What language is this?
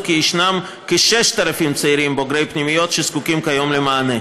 Hebrew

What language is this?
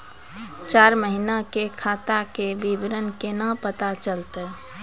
Maithili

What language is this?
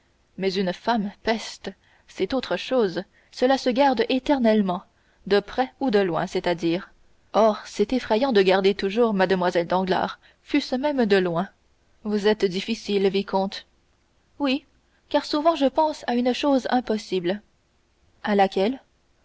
French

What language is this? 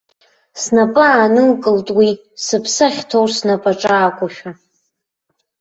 Abkhazian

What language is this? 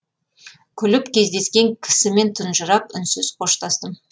Kazakh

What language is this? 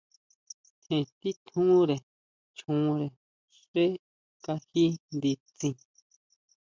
Huautla Mazatec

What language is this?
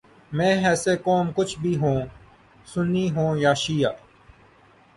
Urdu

